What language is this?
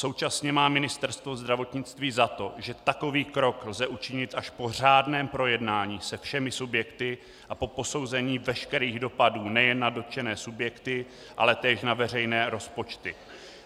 Czech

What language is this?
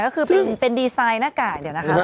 Thai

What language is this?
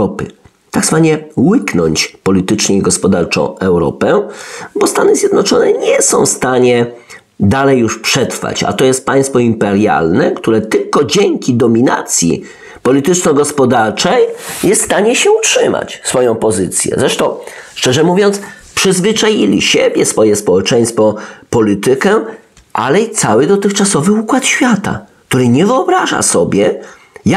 Polish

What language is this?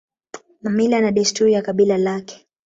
Swahili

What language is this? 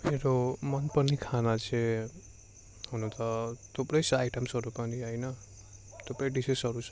Nepali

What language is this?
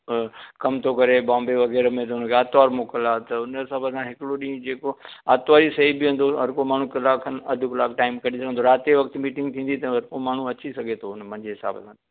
Sindhi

